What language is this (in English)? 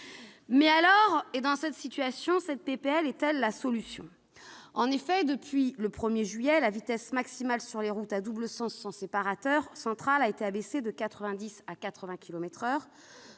French